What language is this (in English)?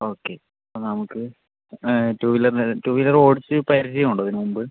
Malayalam